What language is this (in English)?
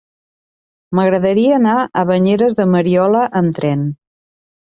Catalan